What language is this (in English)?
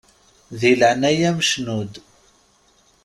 Kabyle